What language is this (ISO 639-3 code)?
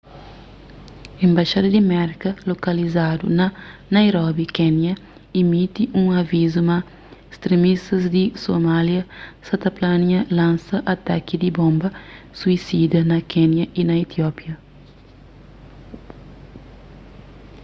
kea